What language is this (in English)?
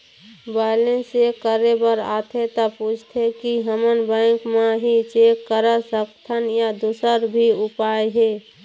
Chhattisgarhi